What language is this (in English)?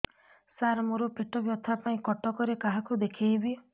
Odia